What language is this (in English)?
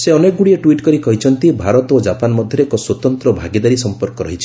Odia